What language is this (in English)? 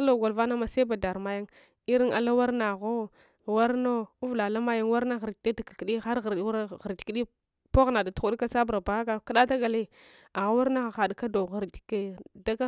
Hwana